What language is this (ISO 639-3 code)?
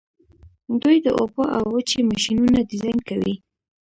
pus